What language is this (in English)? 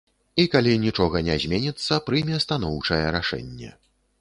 Belarusian